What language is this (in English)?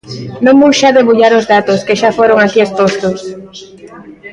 Galician